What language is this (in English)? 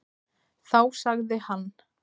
Icelandic